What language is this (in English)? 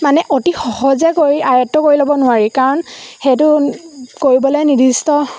Assamese